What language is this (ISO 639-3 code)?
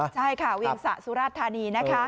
tha